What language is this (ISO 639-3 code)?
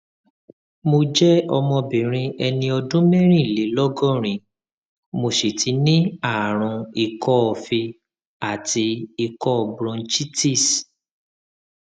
yor